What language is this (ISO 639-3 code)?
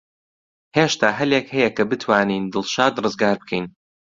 ckb